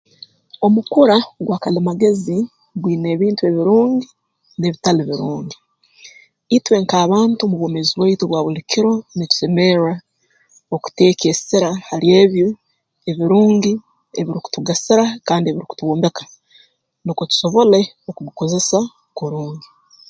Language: Tooro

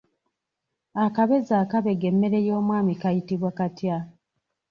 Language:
Ganda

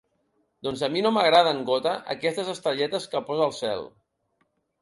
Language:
Catalan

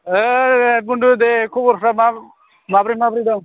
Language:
Bodo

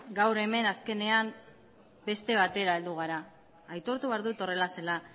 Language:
Basque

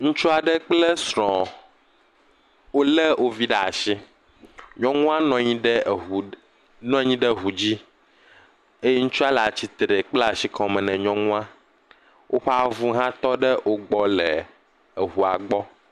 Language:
Ewe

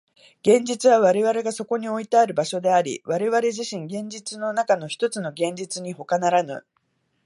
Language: Japanese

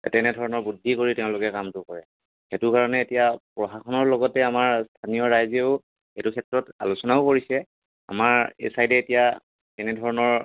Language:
Assamese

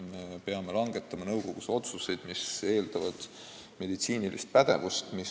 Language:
Estonian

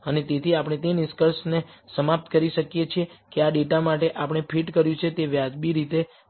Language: Gujarati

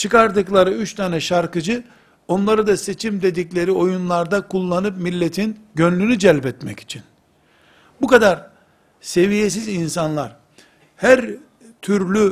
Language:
Turkish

